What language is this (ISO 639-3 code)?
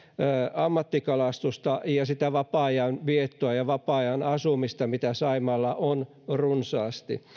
fin